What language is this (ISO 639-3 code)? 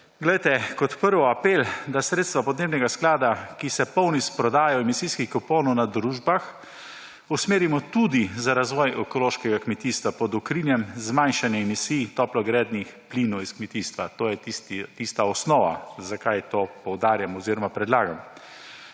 slv